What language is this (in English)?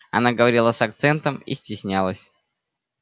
Russian